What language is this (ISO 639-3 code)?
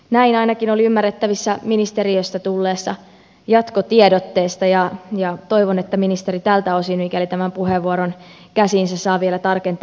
fin